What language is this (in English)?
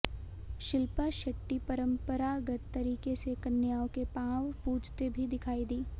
Hindi